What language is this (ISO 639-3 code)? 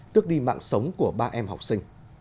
vie